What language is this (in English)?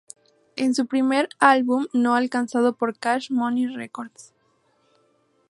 Spanish